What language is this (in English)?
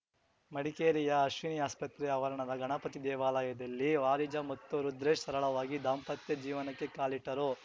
Kannada